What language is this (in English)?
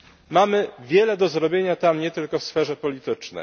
Polish